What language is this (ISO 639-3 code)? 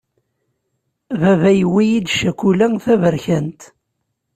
kab